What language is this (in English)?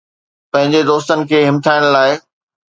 Sindhi